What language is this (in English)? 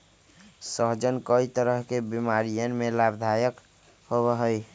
Magahi